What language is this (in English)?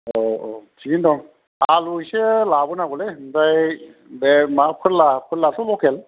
Bodo